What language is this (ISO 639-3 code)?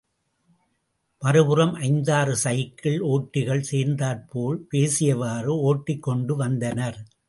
tam